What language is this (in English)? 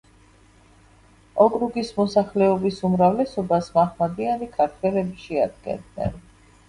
Georgian